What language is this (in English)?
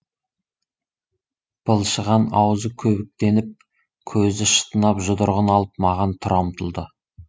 Kazakh